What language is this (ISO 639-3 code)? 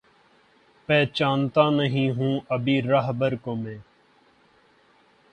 urd